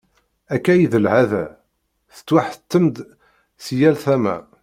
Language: Kabyle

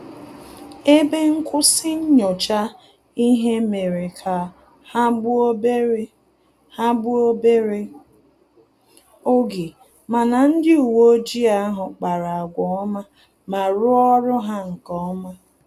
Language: Igbo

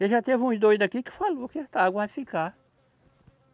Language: Portuguese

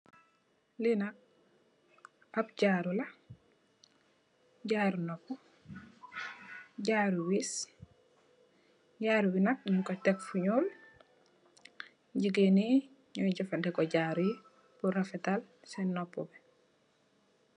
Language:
Wolof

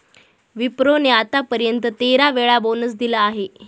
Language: Marathi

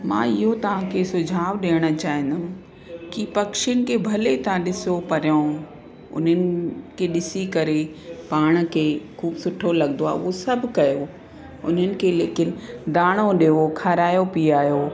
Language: Sindhi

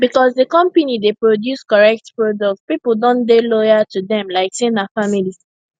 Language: Nigerian Pidgin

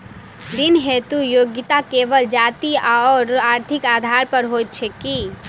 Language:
Maithili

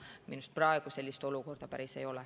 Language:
Estonian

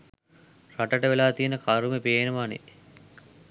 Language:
Sinhala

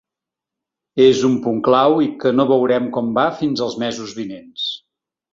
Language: Catalan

